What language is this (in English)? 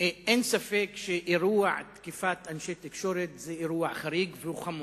Hebrew